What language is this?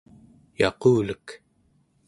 Central Yupik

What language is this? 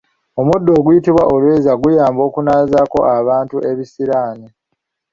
Ganda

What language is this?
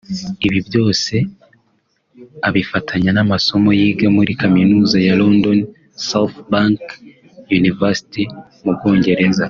Kinyarwanda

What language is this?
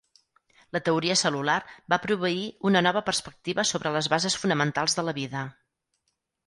Catalan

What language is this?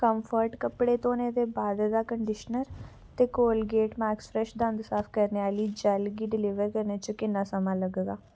Dogri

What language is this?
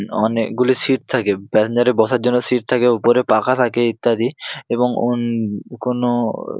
Bangla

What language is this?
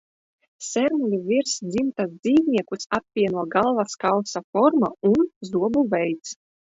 Latvian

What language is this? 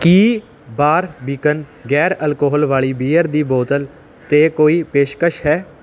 Punjabi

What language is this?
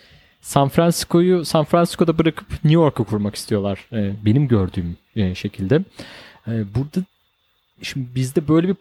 Turkish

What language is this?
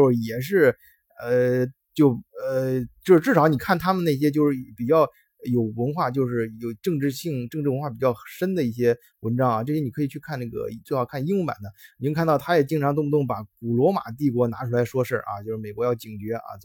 Chinese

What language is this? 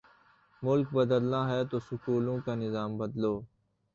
Urdu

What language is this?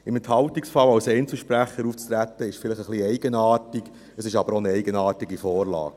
Swiss German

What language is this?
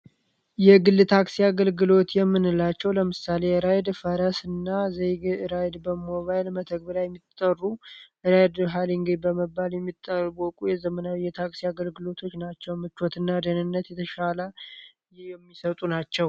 Amharic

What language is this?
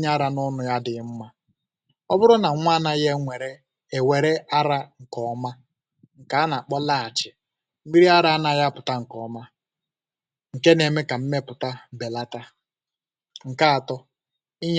Igbo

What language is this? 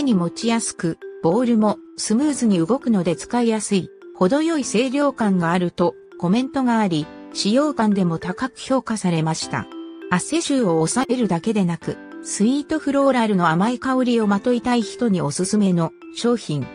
Japanese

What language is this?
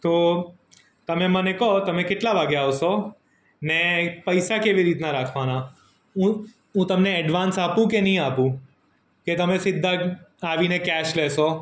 Gujarati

